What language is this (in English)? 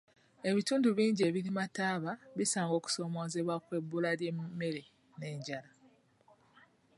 Ganda